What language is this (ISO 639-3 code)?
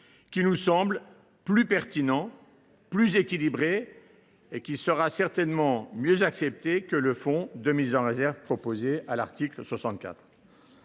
fra